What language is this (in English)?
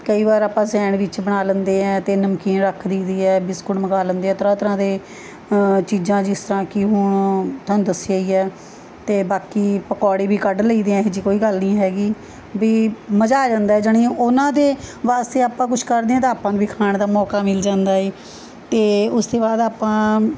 Punjabi